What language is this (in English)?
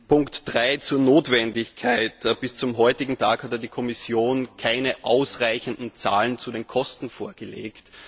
German